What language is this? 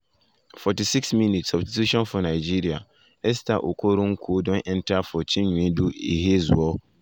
Nigerian Pidgin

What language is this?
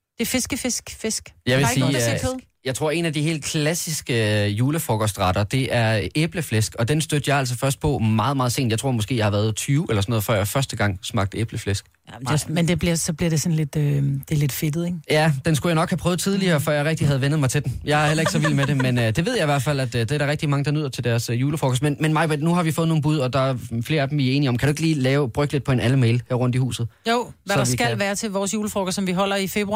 Danish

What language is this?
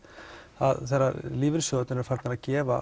Icelandic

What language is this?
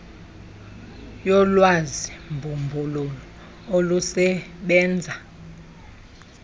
Xhosa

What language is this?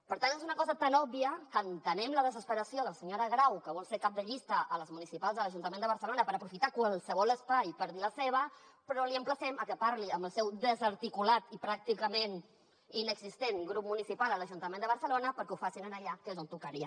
Catalan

